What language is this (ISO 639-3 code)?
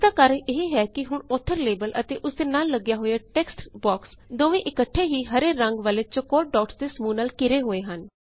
pan